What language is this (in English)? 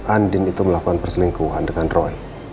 Indonesian